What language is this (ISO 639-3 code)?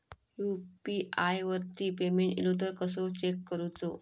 mar